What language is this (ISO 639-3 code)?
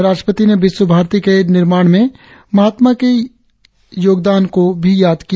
hin